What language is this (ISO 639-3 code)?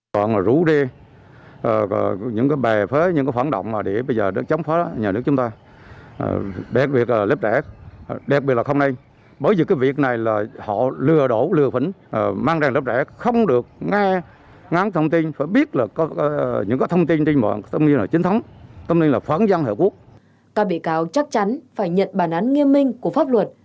vie